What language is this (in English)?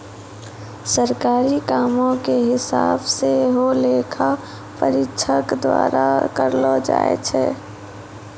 Maithili